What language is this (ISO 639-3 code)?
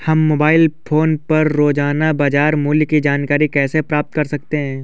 hin